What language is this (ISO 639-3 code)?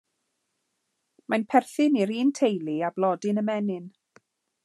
cym